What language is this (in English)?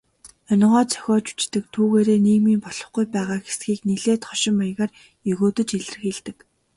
Mongolian